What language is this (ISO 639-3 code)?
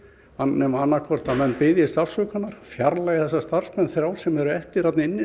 isl